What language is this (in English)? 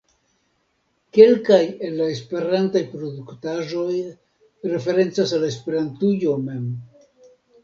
Esperanto